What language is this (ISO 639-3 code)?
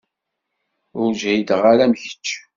kab